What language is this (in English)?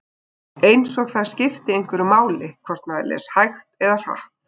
Icelandic